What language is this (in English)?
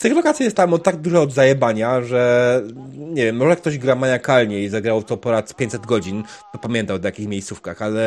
Polish